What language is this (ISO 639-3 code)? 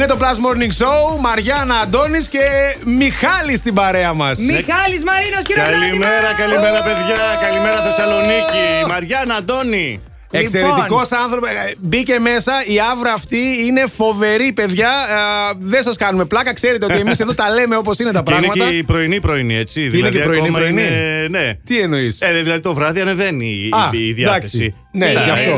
ell